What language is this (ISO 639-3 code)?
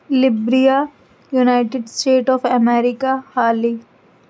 urd